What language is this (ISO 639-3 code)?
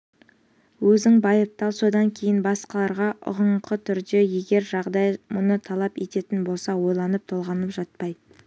kaz